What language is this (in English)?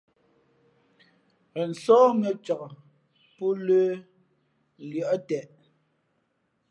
Fe'fe'